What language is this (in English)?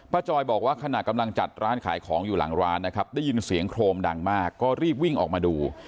Thai